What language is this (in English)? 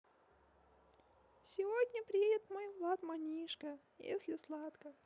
Russian